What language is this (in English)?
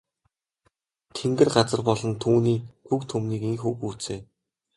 Mongolian